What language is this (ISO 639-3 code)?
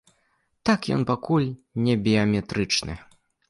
bel